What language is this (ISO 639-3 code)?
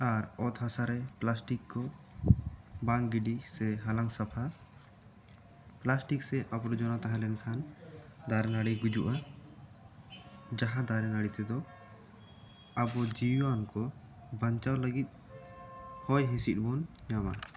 sat